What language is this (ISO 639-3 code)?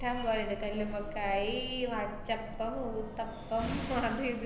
mal